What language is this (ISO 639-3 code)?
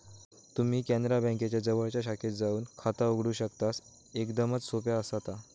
mar